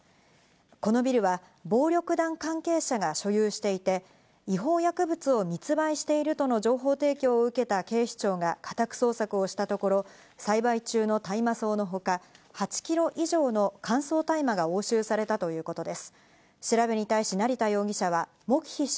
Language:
Japanese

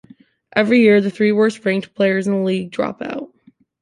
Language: English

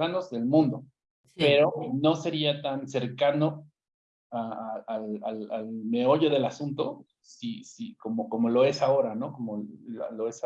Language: Spanish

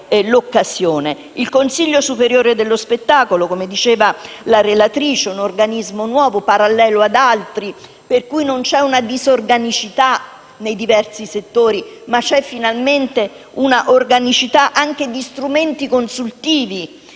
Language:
Italian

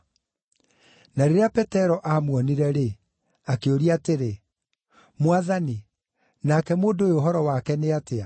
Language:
Kikuyu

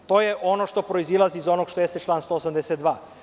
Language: Serbian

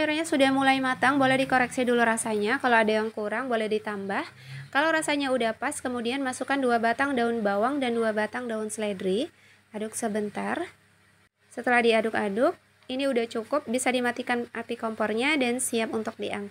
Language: Indonesian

